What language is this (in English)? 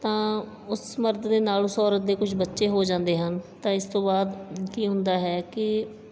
Punjabi